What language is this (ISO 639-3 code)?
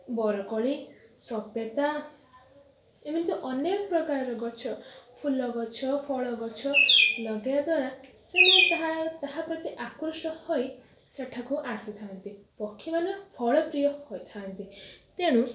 ori